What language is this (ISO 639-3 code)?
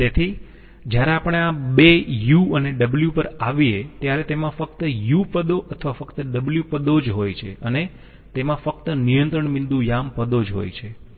guj